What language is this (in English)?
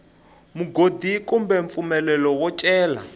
Tsonga